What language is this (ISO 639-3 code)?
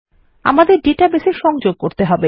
ben